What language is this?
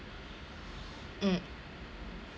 English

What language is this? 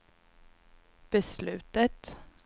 Swedish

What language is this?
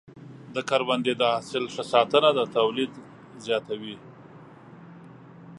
Pashto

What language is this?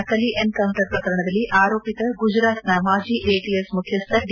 Kannada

